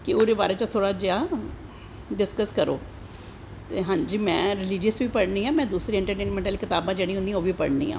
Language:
Dogri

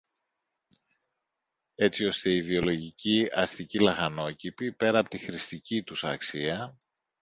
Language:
Greek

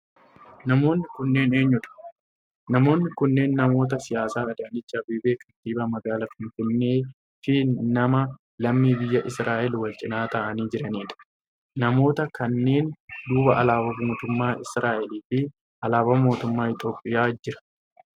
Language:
Oromo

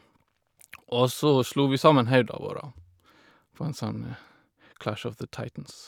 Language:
Norwegian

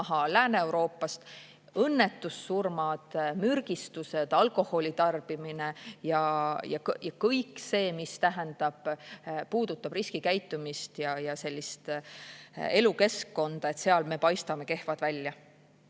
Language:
Estonian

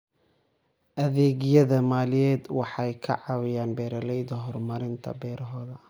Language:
Somali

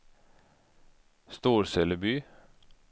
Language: Swedish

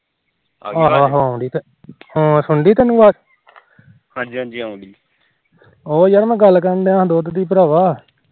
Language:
Punjabi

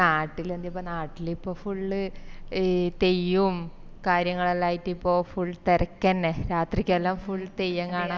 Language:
Malayalam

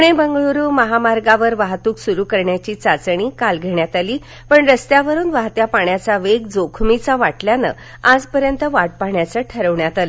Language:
Marathi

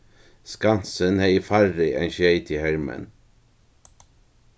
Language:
Faroese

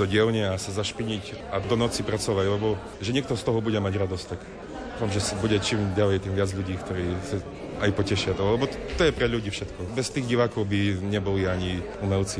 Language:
Slovak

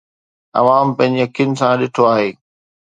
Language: Sindhi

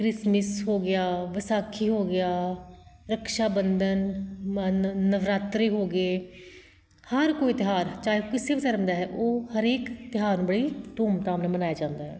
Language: Punjabi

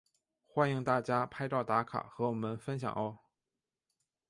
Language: Chinese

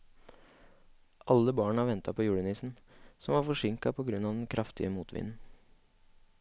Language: Norwegian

